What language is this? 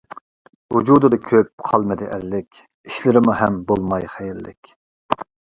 Uyghur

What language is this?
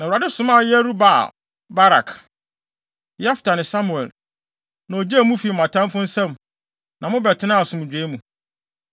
Akan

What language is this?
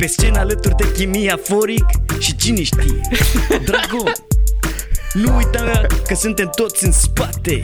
Romanian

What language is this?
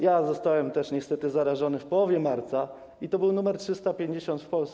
Polish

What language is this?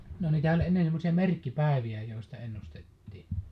Finnish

